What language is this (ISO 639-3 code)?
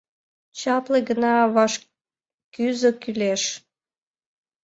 chm